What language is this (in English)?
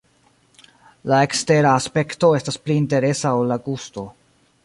Esperanto